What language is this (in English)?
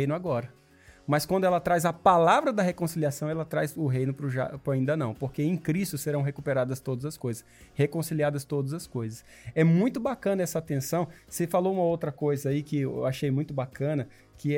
Portuguese